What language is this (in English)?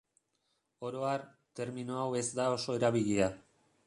Basque